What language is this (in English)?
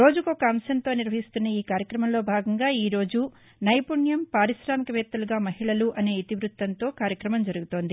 Telugu